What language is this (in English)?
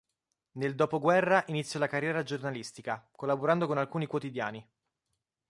Italian